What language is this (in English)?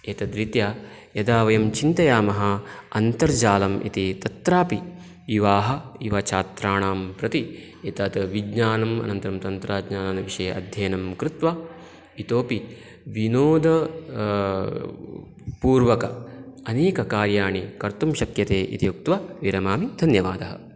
Sanskrit